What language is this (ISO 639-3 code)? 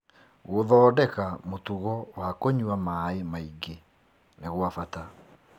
kik